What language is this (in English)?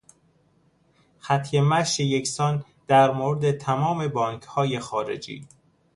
Persian